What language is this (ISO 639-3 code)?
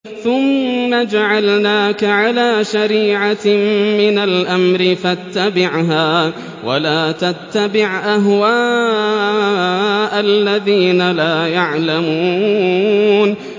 ara